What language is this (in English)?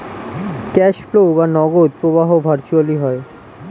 Bangla